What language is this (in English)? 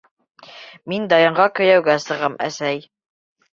Bashkir